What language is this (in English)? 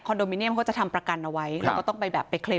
Thai